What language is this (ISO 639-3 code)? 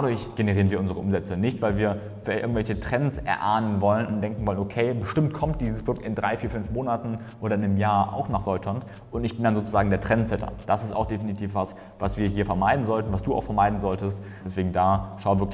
deu